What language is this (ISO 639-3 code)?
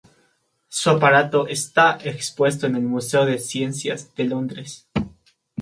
spa